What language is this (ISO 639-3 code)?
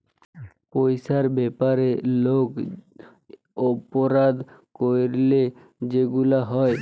ben